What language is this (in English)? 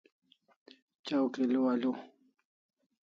Kalasha